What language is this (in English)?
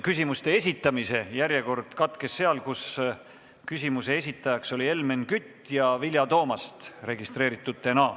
Estonian